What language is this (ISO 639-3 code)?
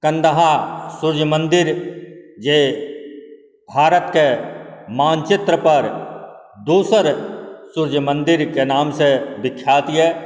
mai